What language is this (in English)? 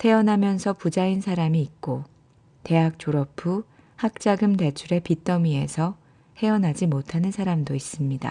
Korean